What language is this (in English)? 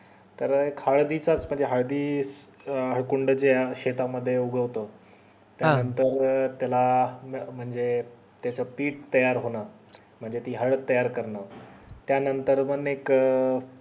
Marathi